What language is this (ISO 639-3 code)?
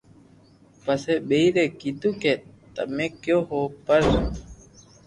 lrk